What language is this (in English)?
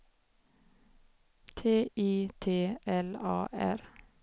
Swedish